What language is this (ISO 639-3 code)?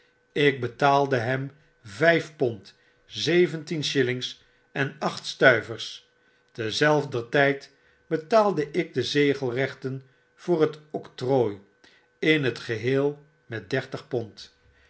nld